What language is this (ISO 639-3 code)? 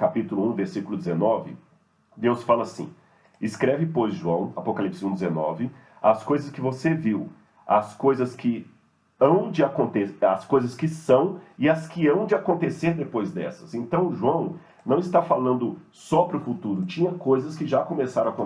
por